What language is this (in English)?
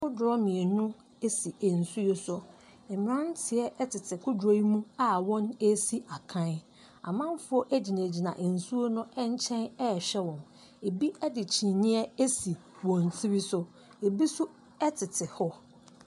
Akan